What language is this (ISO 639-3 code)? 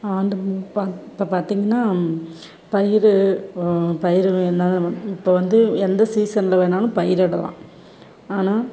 tam